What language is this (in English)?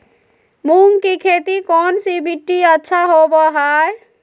Magahi